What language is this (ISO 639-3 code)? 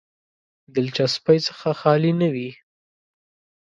pus